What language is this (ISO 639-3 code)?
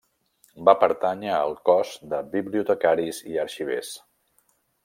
cat